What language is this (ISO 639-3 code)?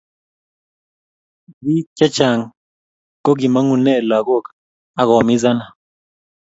kln